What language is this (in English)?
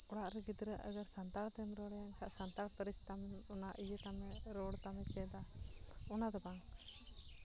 Santali